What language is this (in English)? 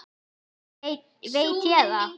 Icelandic